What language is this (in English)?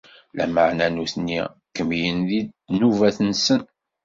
Kabyle